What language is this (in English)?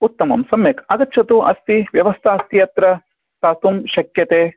Sanskrit